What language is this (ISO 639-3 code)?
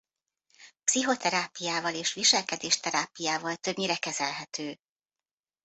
hun